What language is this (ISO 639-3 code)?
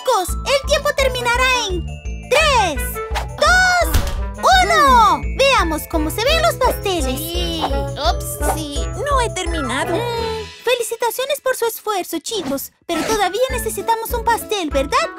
spa